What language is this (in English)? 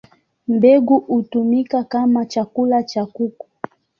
Swahili